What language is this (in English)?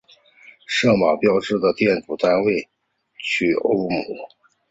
Chinese